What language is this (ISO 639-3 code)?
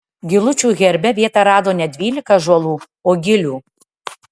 lit